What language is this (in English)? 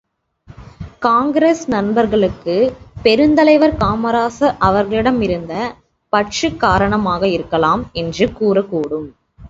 Tamil